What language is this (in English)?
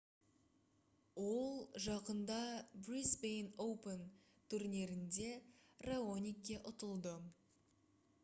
Kazakh